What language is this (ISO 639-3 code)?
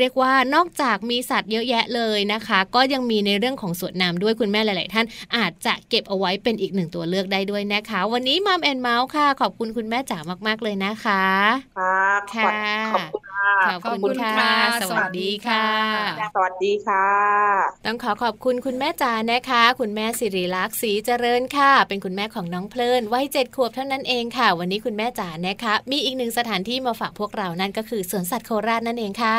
tha